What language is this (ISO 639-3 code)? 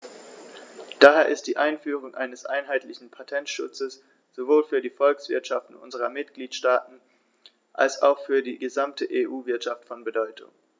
deu